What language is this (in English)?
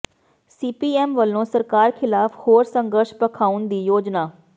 Punjabi